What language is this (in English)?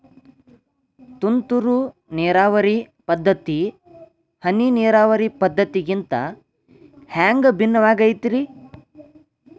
Kannada